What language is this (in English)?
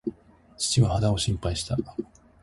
Japanese